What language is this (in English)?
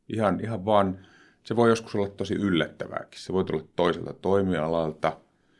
Finnish